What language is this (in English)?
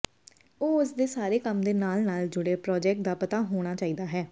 Punjabi